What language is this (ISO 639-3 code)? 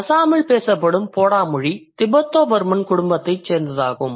tam